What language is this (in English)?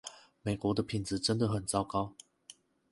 Chinese